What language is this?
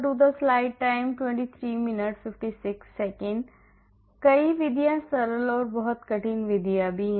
Hindi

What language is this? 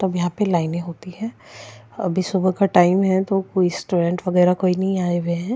Hindi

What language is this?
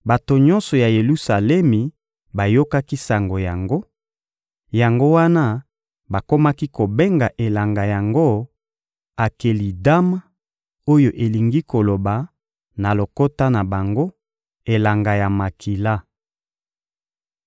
Lingala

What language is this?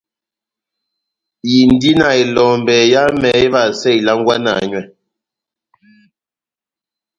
Batanga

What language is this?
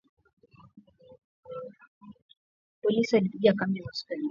Swahili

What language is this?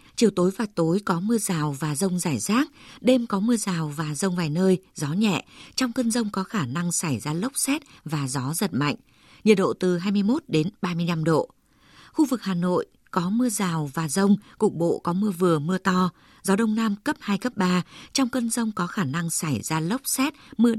Vietnamese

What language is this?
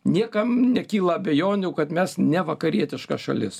Lithuanian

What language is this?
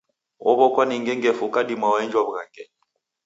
Taita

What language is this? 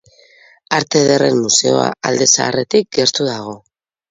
Basque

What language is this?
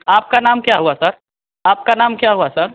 Hindi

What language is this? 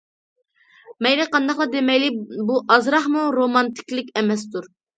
Uyghur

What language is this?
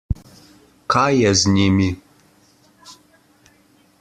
Slovenian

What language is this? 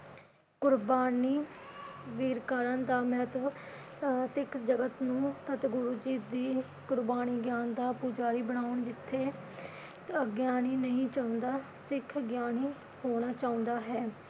Punjabi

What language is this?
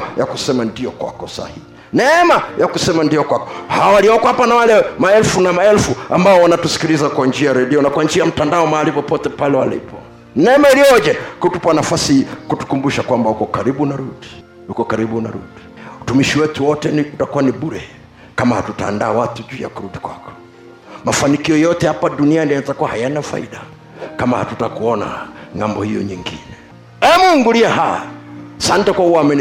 Swahili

